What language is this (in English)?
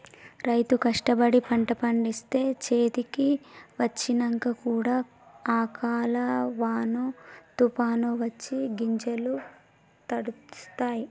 Telugu